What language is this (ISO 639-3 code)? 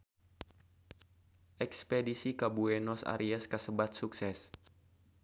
sun